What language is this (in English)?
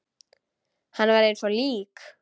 Icelandic